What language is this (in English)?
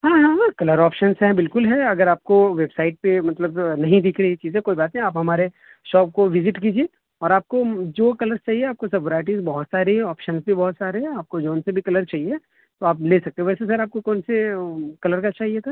Urdu